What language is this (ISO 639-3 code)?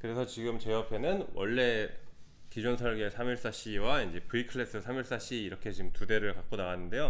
kor